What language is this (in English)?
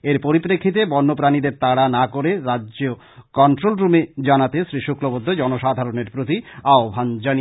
Bangla